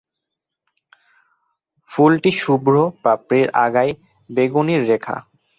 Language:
Bangla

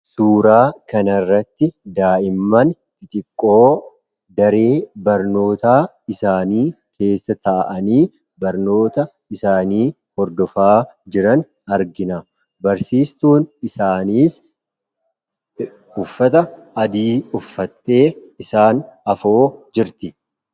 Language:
Oromo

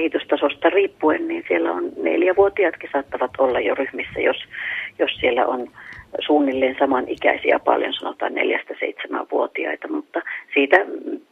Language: Finnish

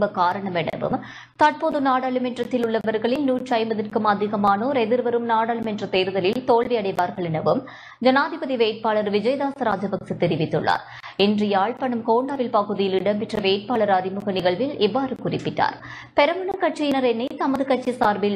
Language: Tamil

